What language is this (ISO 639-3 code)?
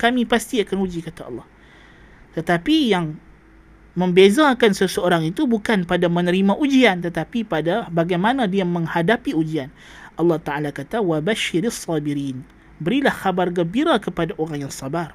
msa